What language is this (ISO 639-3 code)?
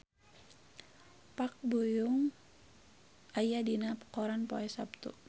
sun